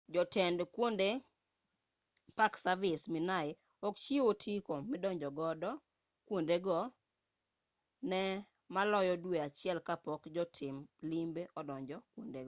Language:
Luo (Kenya and Tanzania)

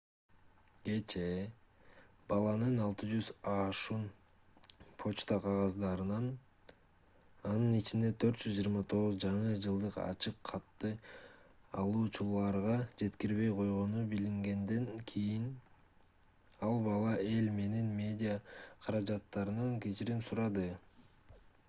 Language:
Kyrgyz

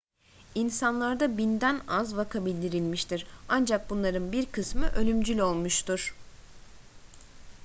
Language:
Turkish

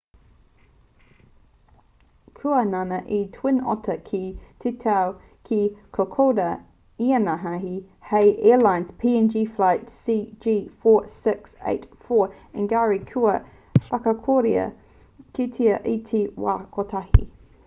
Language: Māori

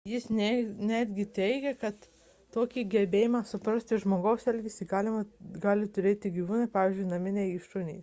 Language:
Lithuanian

